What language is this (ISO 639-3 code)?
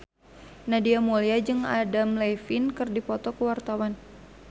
sun